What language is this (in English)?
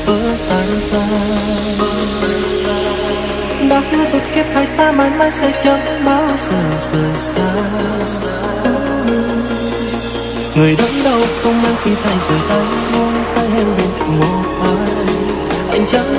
Vietnamese